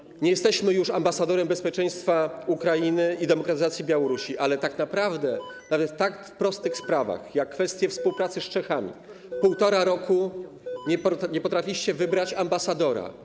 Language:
Polish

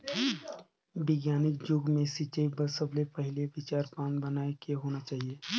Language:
Chhattisgarhi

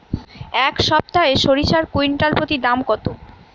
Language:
Bangla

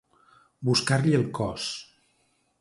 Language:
Catalan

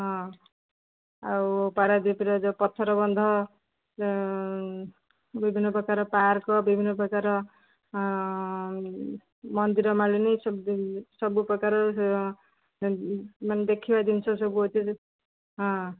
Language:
Odia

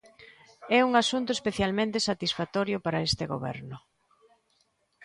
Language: Galician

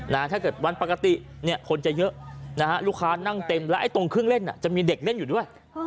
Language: Thai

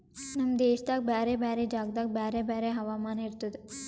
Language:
Kannada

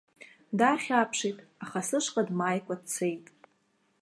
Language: Abkhazian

